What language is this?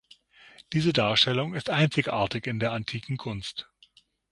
German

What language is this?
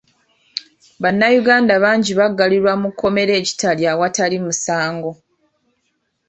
Ganda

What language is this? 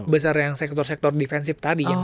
Indonesian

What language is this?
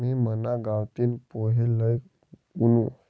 Marathi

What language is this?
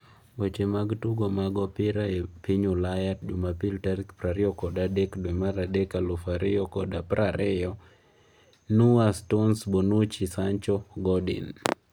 Luo (Kenya and Tanzania)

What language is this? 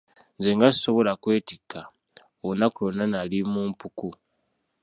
Ganda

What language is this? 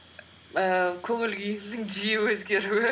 Kazakh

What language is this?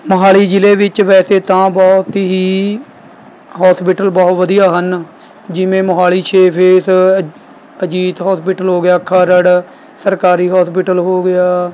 Punjabi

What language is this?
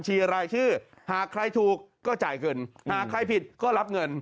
Thai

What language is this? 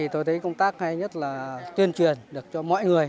Vietnamese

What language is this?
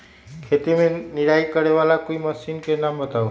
Magahi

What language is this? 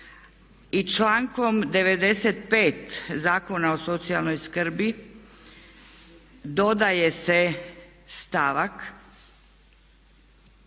Croatian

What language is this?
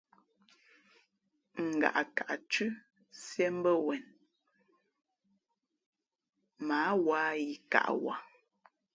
Fe'fe'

